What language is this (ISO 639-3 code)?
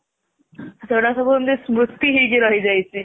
ori